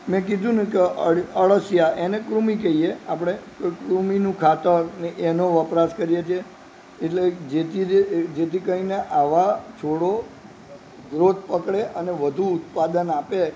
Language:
Gujarati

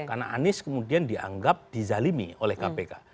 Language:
Indonesian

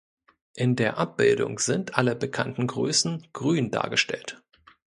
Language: German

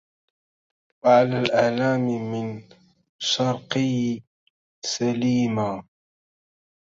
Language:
Arabic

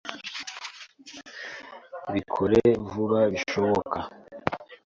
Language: Kinyarwanda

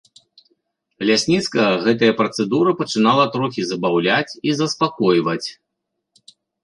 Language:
Belarusian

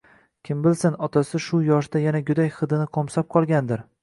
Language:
Uzbek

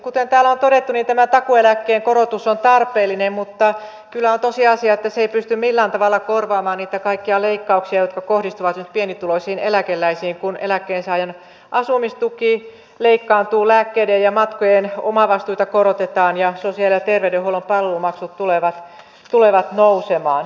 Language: Finnish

